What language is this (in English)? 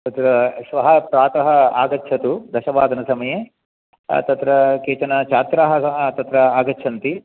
Sanskrit